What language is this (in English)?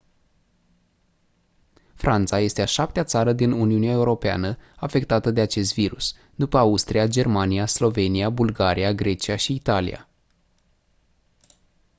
Romanian